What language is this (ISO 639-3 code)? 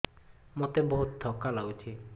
ori